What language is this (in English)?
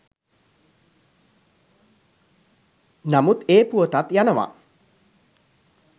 Sinhala